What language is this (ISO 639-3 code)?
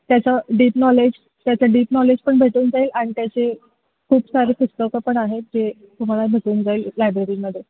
mar